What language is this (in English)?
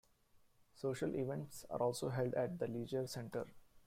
English